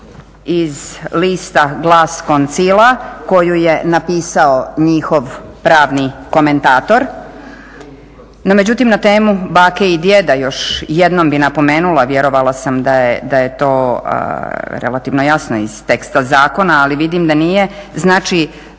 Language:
Croatian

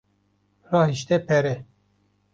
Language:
Kurdish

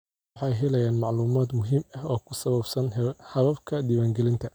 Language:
Somali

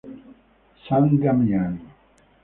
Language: Italian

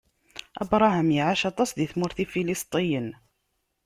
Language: Kabyle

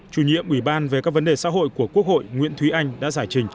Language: Vietnamese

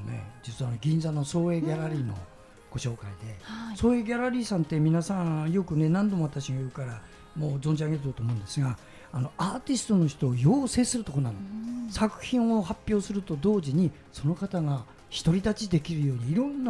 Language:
Japanese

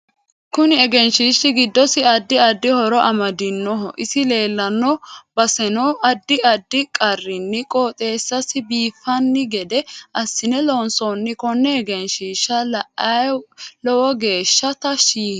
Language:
Sidamo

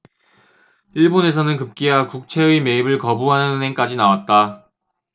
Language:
Korean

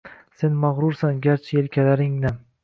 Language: Uzbek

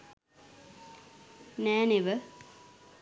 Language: Sinhala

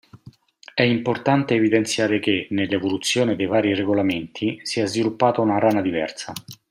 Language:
Italian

